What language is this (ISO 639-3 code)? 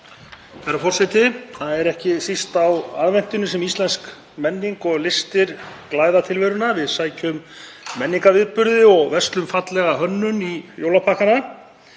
isl